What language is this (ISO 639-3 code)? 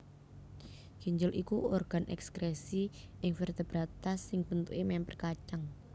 jav